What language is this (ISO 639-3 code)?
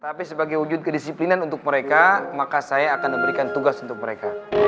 ind